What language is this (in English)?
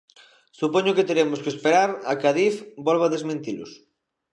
Galician